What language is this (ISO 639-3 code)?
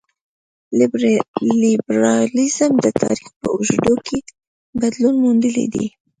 pus